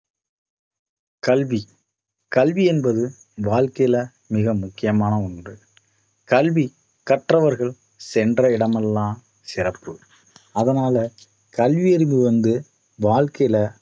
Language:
Tamil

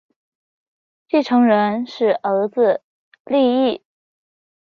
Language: Chinese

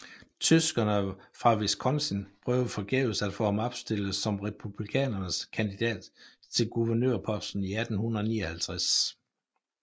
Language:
Danish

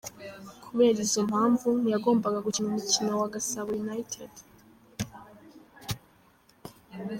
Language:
Kinyarwanda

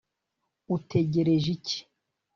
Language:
Kinyarwanda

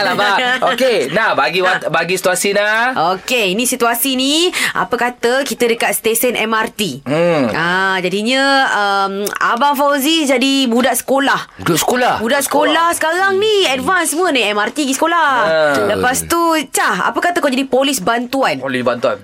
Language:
Malay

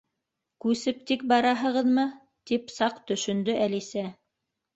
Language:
Bashkir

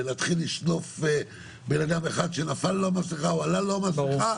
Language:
Hebrew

